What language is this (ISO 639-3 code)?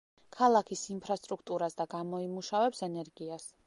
kat